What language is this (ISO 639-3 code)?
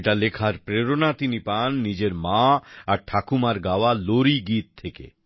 ben